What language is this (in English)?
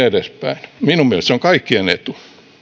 Finnish